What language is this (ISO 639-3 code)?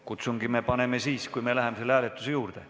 est